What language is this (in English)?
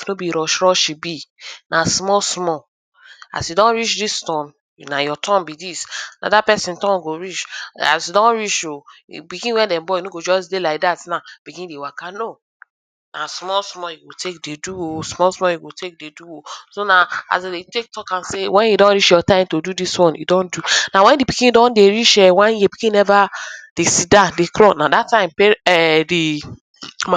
Nigerian Pidgin